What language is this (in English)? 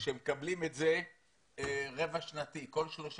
Hebrew